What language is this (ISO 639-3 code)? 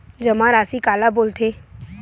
hne